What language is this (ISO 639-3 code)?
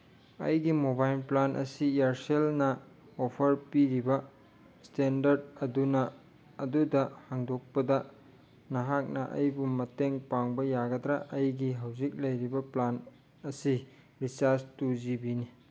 mni